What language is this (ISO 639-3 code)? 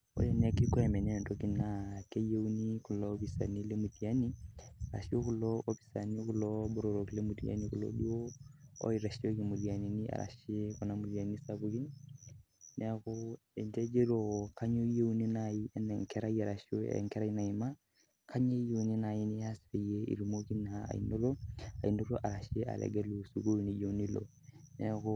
mas